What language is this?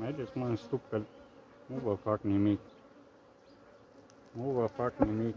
Romanian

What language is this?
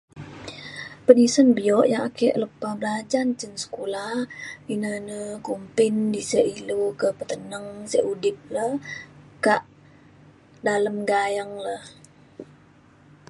Mainstream Kenyah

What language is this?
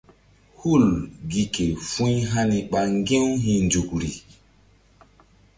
Mbum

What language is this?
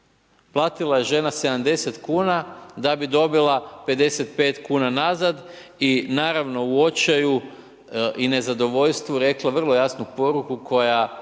Croatian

